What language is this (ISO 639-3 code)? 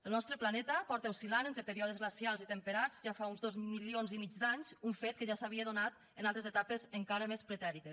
cat